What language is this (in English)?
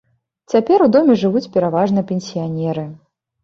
Belarusian